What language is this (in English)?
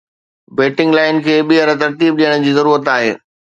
Sindhi